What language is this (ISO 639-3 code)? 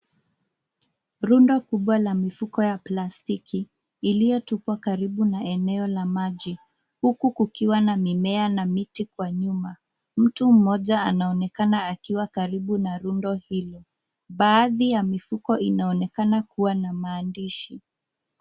swa